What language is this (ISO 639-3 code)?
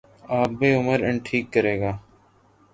urd